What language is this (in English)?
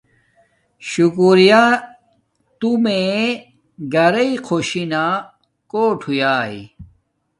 Domaaki